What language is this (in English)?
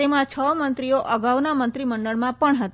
Gujarati